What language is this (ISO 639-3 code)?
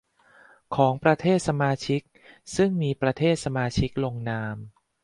tha